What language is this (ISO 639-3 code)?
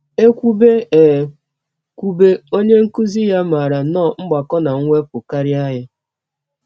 ibo